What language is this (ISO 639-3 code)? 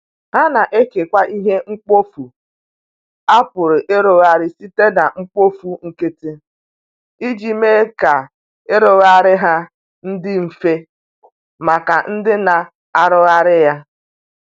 ibo